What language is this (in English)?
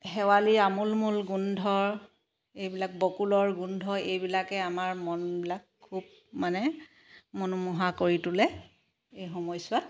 Assamese